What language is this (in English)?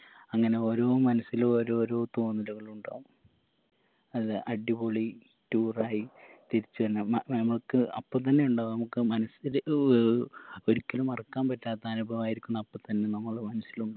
Malayalam